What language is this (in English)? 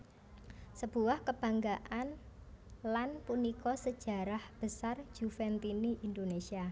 Javanese